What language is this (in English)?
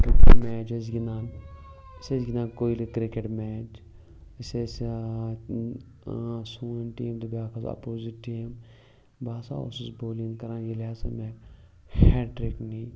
Kashmiri